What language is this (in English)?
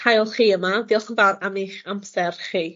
Welsh